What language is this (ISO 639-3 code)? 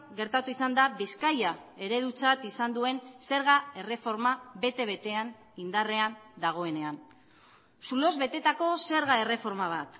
eus